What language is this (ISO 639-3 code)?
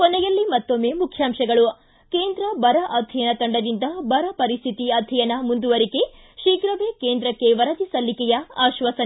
kan